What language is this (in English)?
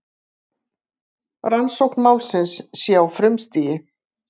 Icelandic